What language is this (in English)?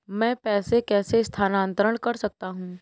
Hindi